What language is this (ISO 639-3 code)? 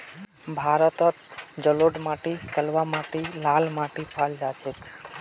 mag